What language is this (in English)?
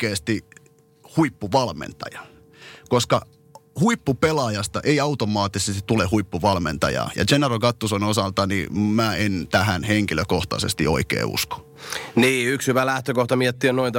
Finnish